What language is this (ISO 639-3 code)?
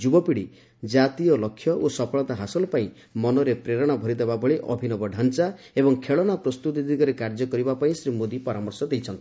ori